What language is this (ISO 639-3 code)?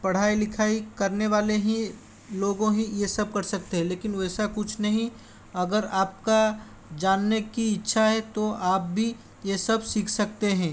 hin